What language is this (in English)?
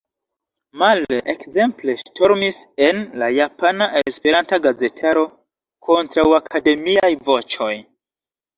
Esperanto